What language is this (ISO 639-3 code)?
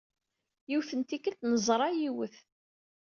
kab